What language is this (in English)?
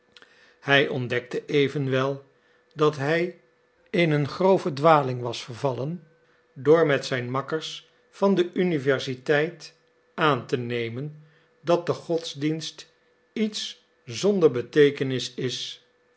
Dutch